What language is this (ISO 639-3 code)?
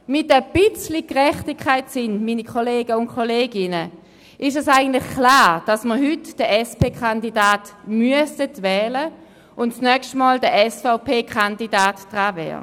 gsw